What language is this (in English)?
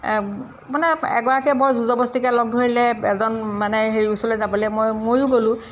Assamese